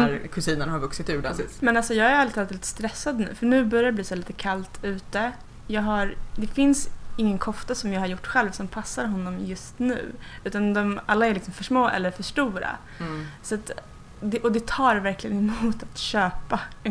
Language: Swedish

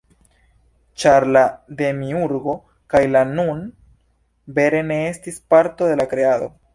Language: Esperanto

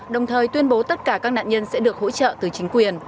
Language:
Vietnamese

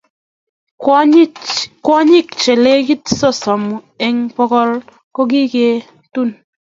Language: Kalenjin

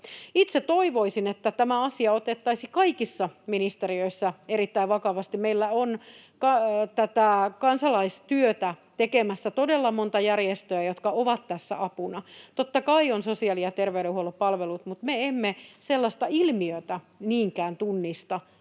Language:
Finnish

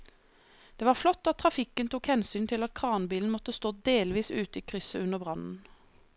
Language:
Norwegian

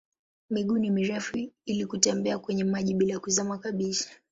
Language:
Swahili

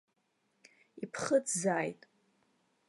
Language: Abkhazian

